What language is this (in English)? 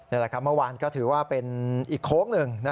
Thai